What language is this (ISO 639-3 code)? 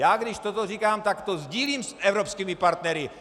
ces